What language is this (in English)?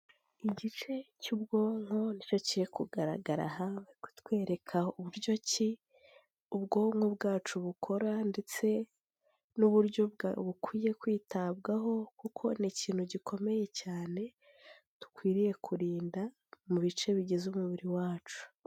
Kinyarwanda